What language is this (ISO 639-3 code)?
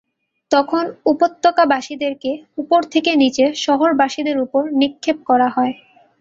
ben